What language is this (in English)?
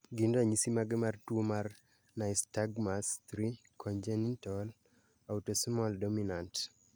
Luo (Kenya and Tanzania)